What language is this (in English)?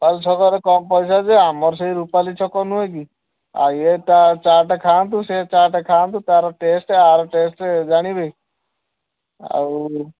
Odia